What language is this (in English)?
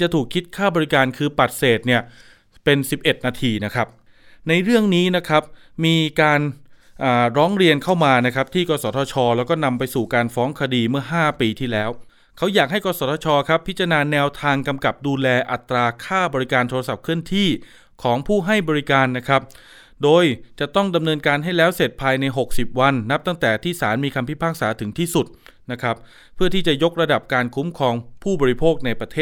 Thai